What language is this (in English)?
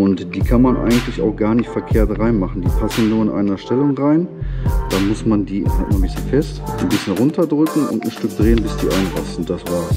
German